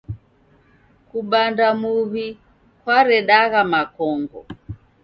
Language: Taita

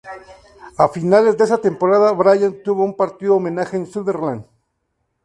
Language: Spanish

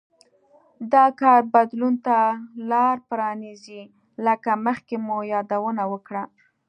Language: Pashto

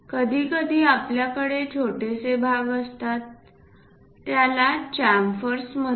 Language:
Marathi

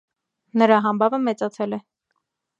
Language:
Armenian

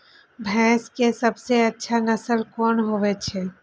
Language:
Maithili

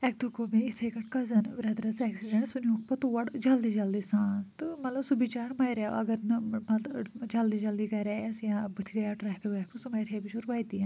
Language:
Kashmiri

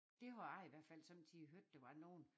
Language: Danish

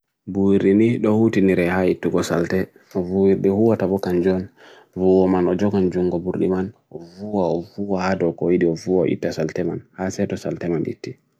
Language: Bagirmi Fulfulde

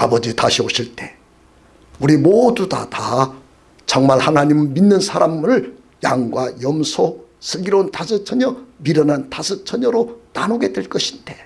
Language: Korean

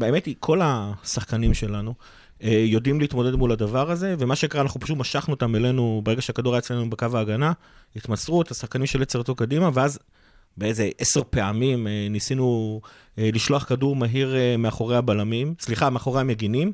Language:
Hebrew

